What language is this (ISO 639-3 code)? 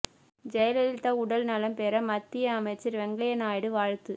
tam